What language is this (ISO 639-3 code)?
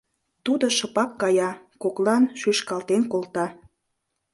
chm